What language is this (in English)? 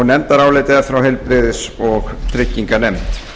Icelandic